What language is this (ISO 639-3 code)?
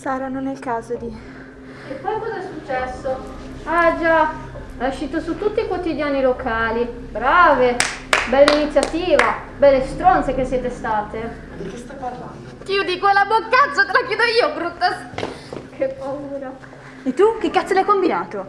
ita